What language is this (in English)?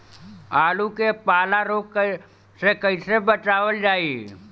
Bhojpuri